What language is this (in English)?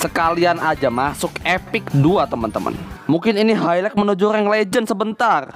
Indonesian